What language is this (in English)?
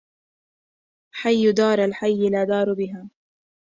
Arabic